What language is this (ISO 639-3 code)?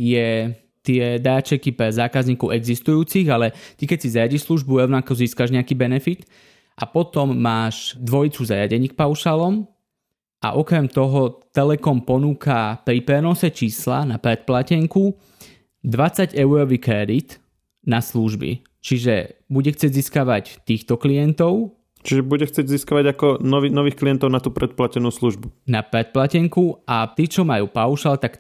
slk